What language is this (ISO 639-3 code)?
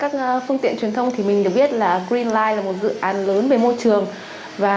vie